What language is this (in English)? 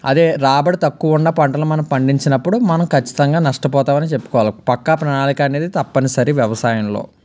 Telugu